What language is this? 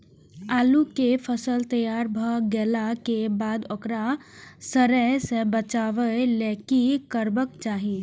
Maithili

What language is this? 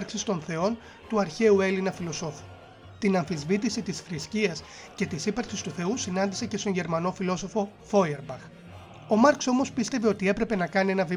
Greek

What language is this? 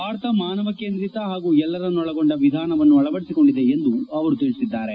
Kannada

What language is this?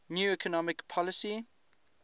English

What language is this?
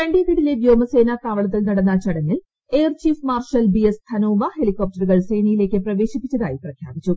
Malayalam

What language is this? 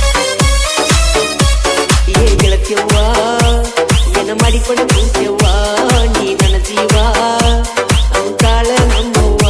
Kannada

